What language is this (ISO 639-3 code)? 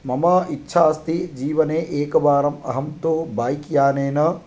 san